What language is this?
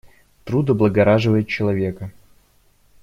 Russian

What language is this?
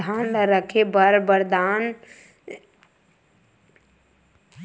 Chhattisgarhi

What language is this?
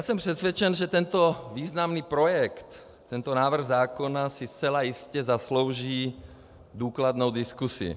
Czech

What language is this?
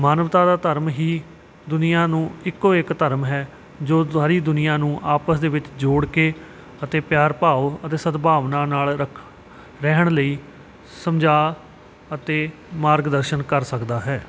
Punjabi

